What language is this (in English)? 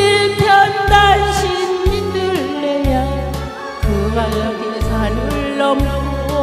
Korean